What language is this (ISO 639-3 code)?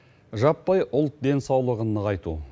kaz